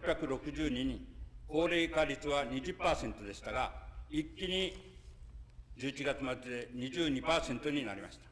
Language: Japanese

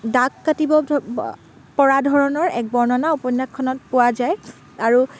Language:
Assamese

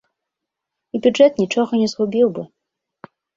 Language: Belarusian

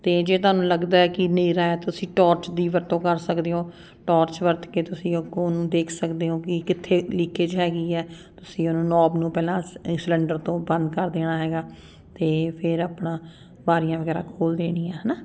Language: Punjabi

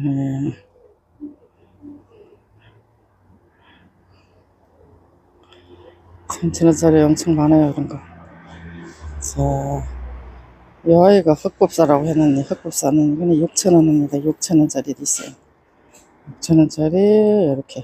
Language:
Korean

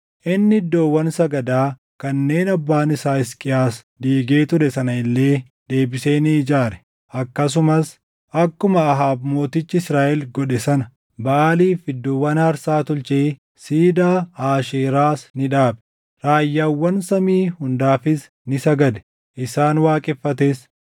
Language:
Oromo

